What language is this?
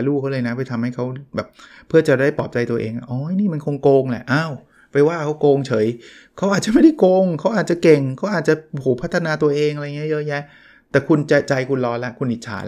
Thai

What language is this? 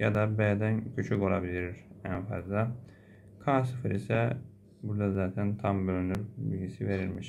Turkish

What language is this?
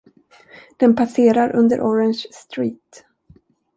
Swedish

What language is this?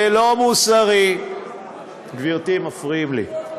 Hebrew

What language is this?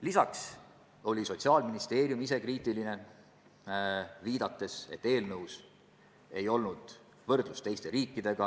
Estonian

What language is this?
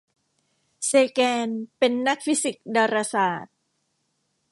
Thai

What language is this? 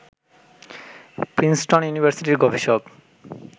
Bangla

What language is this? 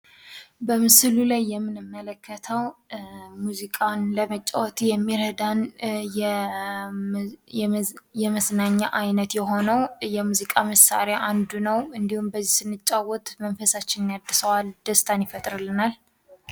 Amharic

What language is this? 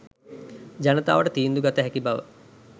Sinhala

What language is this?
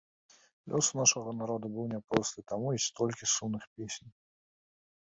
Belarusian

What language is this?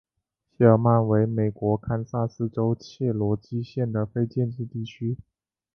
Chinese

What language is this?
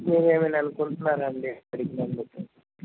Telugu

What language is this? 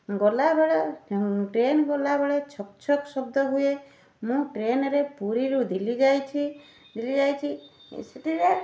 Odia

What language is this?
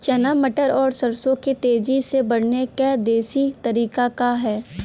Bhojpuri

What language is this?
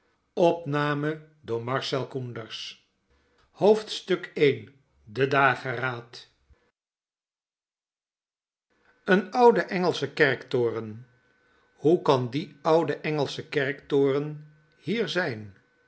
Dutch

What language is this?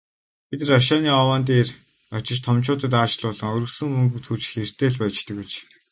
Mongolian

